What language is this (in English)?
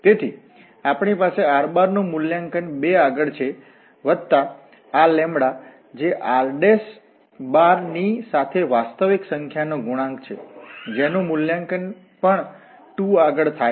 Gujarati